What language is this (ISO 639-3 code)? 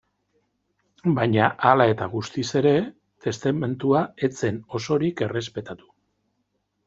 eus